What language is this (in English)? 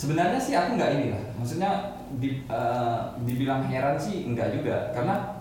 Indonesian